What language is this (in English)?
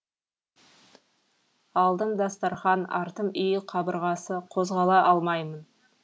Kazakh